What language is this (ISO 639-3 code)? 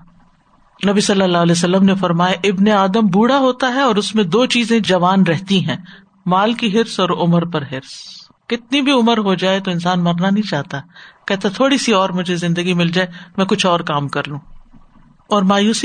urd